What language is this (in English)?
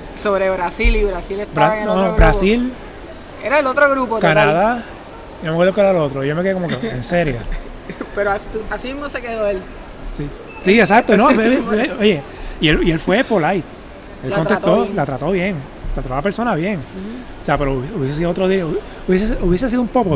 Spanish